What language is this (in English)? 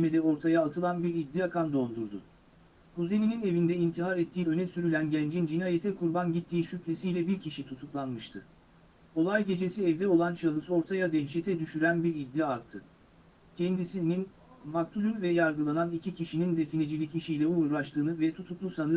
Turkish